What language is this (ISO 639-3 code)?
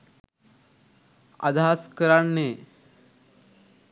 sin